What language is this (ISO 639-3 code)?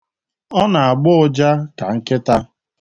ibo